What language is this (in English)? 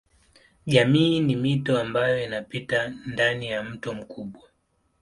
Swahili